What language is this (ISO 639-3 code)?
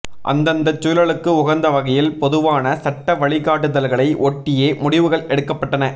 tam